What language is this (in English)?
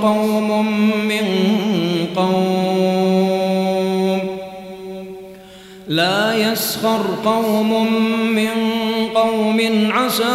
Arabic